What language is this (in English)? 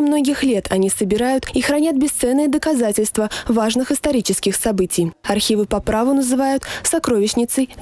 Russian